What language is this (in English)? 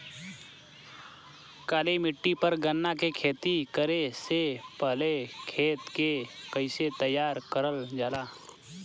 Bhojpuri